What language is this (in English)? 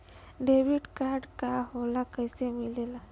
Bhojpuri